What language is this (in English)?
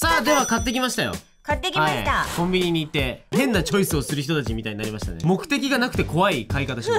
Japanese